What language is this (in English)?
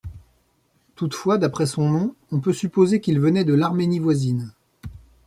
French